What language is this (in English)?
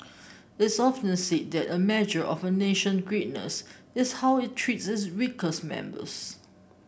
English